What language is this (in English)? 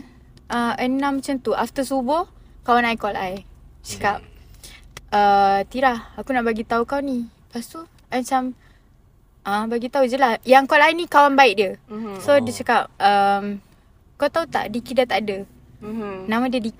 Malay